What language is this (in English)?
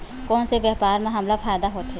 Chhattisgarhi